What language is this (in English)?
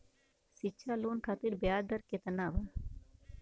Bhojpuri